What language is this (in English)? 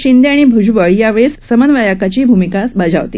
Marathi